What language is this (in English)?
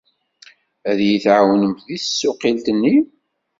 Kabyle